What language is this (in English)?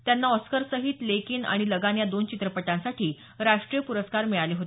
Marathi